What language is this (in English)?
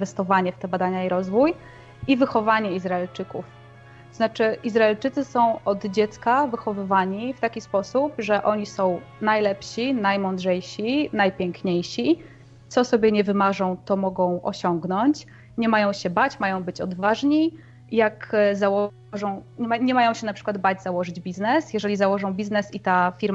Polish